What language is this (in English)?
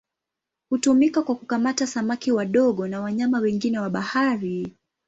Swahili